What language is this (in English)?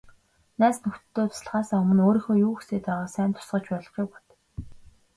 Mongolian